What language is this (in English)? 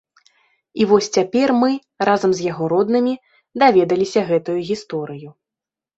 Belarusian